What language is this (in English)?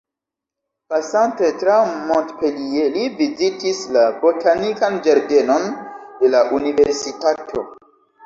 Esperanto